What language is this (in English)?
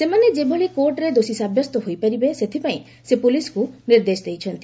Odia